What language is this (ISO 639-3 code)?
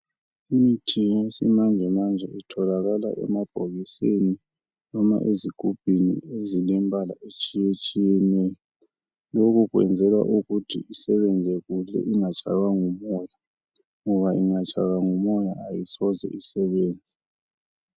nde